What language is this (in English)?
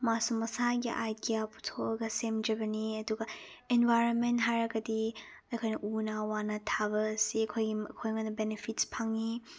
Manipuri